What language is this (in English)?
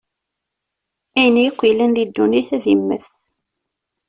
Kabyle